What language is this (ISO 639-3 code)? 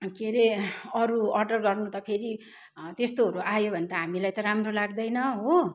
nep